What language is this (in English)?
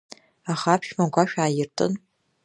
Abkhazian